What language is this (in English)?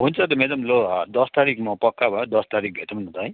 Nepali